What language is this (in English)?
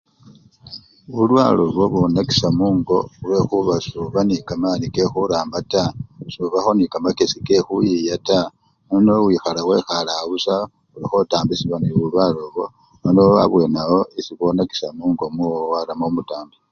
Luyia